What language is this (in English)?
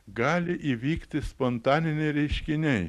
Lithuanian